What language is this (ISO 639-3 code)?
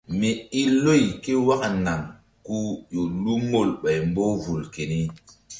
mdd